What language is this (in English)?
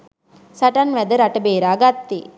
Sinhala